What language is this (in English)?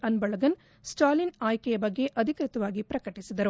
Kannada